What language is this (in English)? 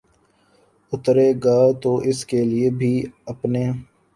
Urdu